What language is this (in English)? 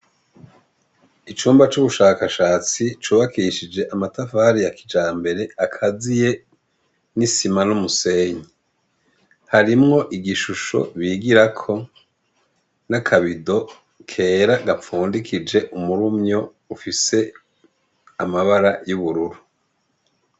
Rundi